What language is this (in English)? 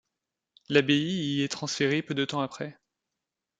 French